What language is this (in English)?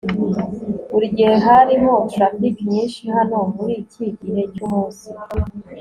Kinyarwanda